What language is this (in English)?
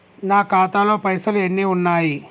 Telugu